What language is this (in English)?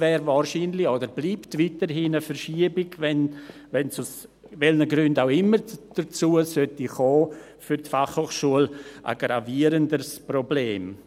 Swiss German